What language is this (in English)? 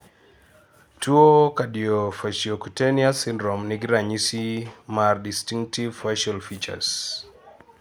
Luo (Kenya and Tanzania)